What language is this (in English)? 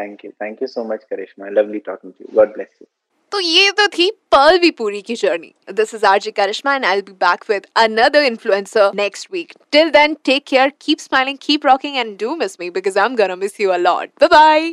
Hindi